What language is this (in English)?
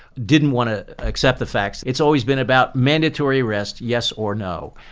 English